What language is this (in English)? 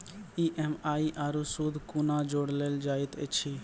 Maithili